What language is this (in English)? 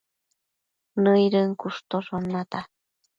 Matsés